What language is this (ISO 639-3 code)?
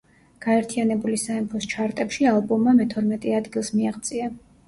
kat